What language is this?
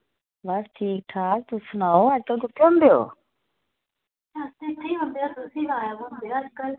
Dogri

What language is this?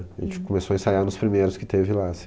Portuguese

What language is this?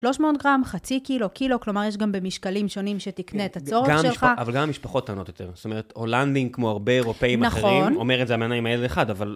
Hebrew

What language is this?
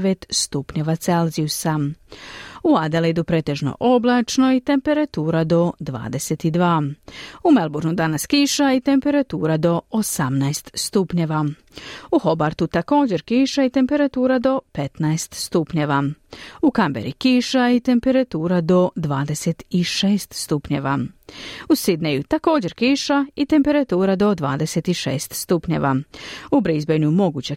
Croatian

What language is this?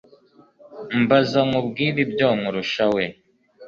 Kinyarwanda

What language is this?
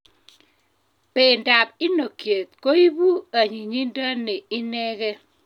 Kalenjin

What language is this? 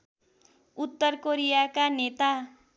Nepali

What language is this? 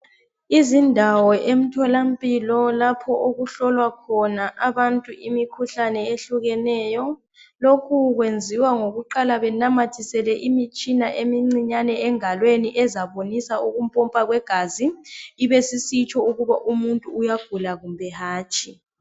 North Ndebele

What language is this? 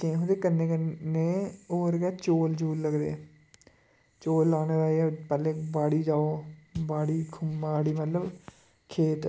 Dogri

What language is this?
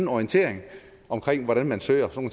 Danish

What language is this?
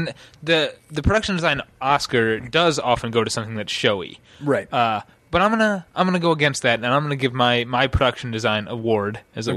English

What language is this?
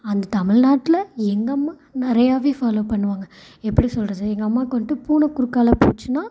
Tamil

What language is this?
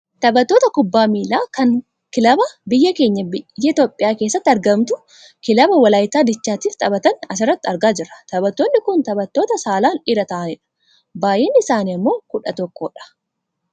Oromo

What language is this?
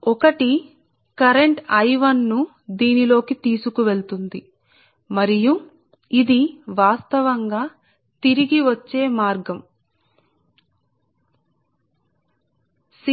Telugu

